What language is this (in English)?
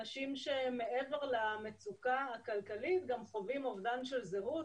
Hebrew